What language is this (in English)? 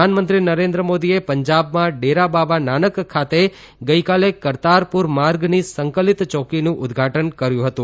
Gujarati